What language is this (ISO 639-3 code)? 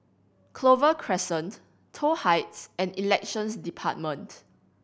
eng